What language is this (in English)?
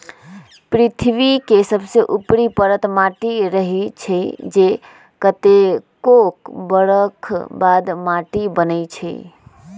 Magahi